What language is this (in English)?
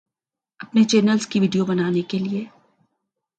Urdu